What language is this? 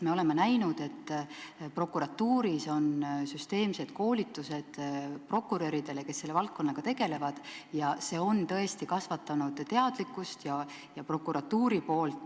Estonian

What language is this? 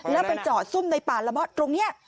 Thai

